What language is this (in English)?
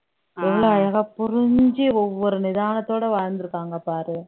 Tamil